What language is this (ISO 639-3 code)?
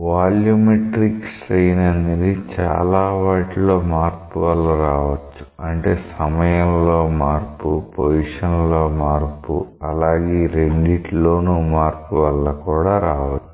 tel